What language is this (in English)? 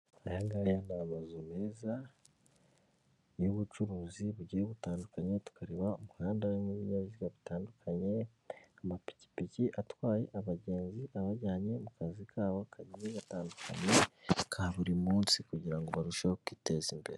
Kinyarwanda